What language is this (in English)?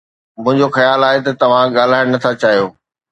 Sindhi